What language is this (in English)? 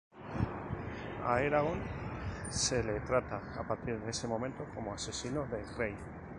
Spanish